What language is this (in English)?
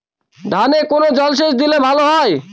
Bangla